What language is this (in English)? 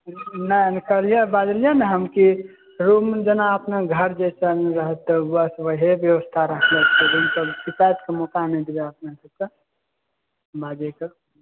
Maithili